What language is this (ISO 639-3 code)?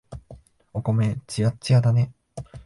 jpn